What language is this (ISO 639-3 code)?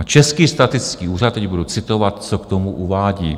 ces